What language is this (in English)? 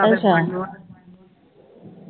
Punjabi